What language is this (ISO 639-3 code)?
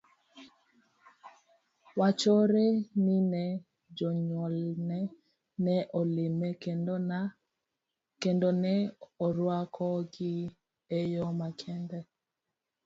luo